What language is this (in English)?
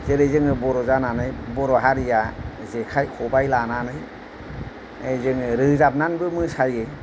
Bodo